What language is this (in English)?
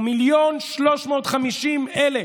Hebrew